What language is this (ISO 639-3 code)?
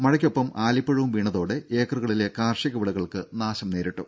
mal